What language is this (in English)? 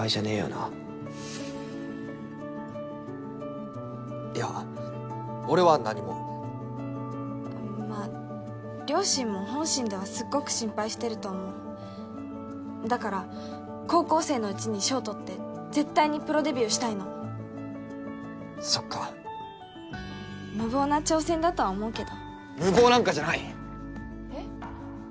Japanese